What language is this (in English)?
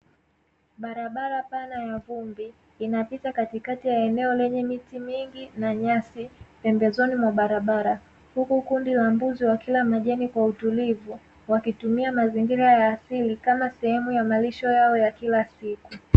Swahili